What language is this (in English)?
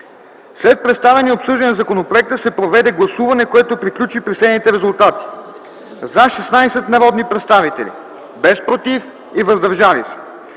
Bulgarian